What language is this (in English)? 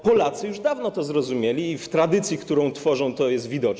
Polish